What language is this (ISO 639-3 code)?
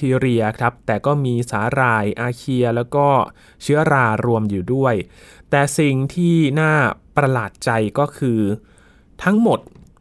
tha